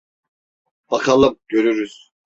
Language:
Turkish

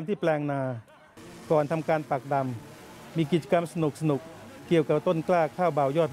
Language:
Thai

